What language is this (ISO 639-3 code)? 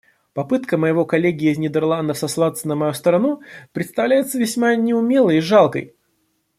rus